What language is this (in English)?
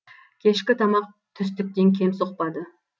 Kazakh